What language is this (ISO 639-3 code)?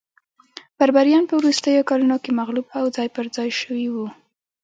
pus